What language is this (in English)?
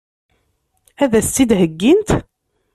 Kabyle